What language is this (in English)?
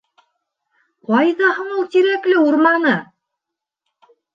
Bashkir